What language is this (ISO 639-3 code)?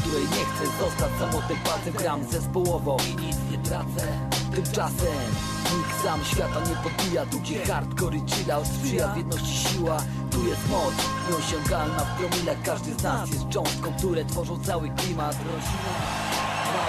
pol